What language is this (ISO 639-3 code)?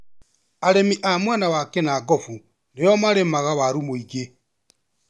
kik